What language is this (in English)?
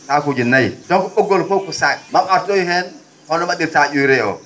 Fula